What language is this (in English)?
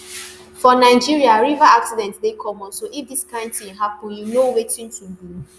Nigerian Pidgin